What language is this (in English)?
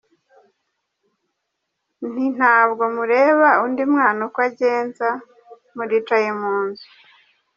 Kinyarwanda